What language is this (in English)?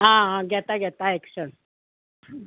Konkani